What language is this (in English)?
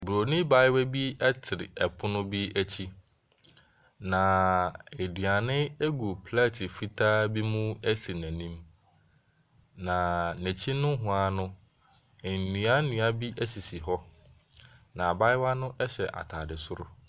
Akan